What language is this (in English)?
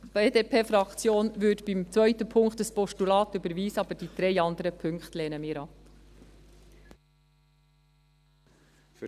Swiss German